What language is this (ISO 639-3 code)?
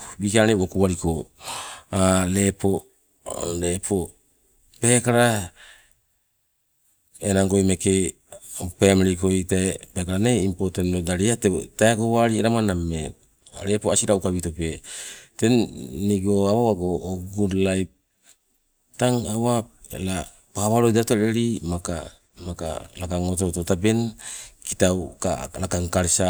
nco